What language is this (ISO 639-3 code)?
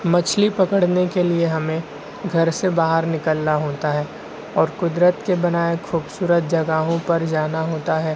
urd